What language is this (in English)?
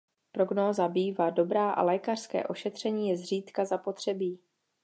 Czech